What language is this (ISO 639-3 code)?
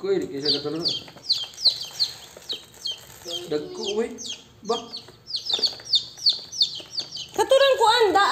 ind